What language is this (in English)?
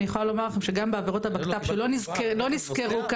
Hebrew